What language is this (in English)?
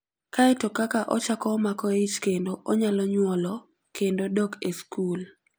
Luo (Kenya and Tanzania)